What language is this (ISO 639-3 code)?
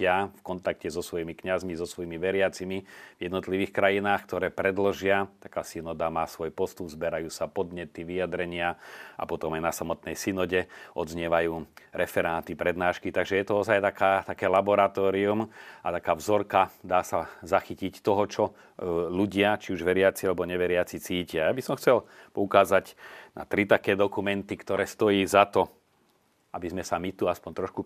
slk